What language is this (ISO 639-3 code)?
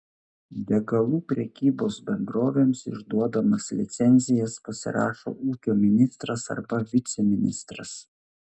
lit